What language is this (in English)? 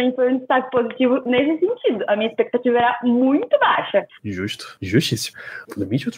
Portuguese